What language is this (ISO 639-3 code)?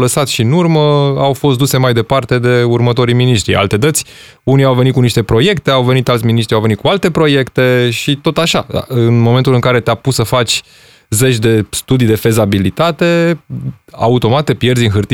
ron